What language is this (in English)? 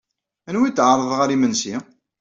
Kabyle